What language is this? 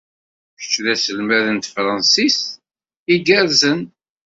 Kabyle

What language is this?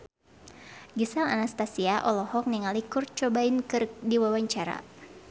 Sundanese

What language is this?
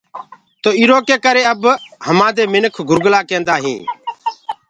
Gurgula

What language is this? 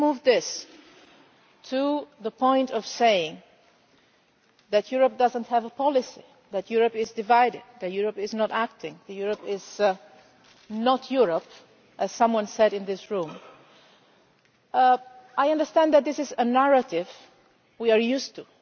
English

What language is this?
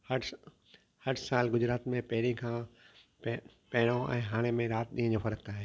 Sindhi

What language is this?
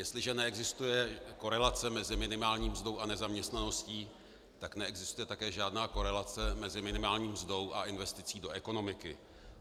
Czech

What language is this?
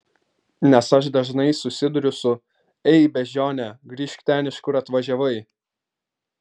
Lithuanian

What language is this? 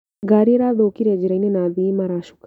Kikuyu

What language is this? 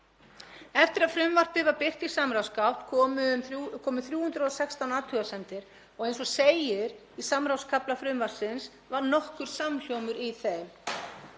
Icelandic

